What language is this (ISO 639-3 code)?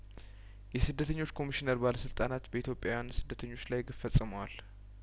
amh